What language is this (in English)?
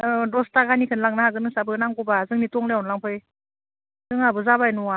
Bodo